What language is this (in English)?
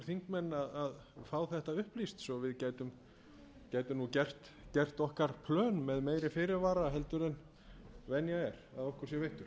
Icelandic